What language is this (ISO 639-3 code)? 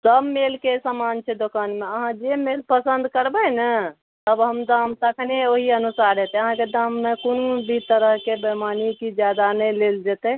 mai